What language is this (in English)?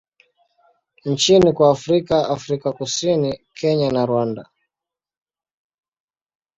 Swahili